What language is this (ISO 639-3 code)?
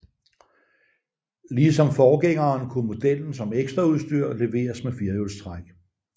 dan